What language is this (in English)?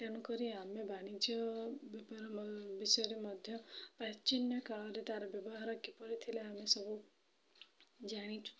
Odia